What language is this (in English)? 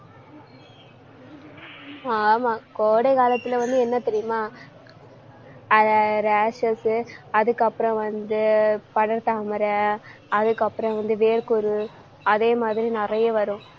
Tamil